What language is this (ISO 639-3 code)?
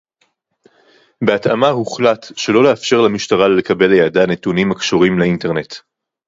heb